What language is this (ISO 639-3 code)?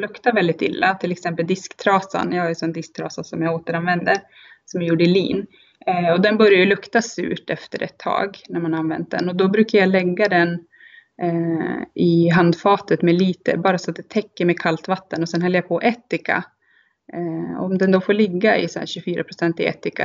swe